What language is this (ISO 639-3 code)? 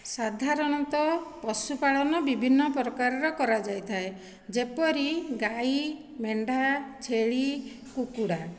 ori